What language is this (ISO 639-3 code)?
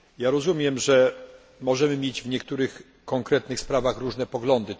pol